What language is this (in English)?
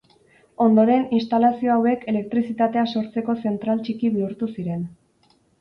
Basque